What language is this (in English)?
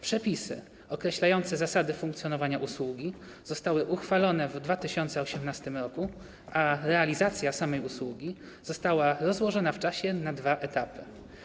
Polish